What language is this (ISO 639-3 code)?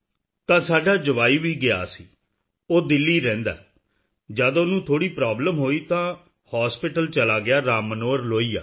pan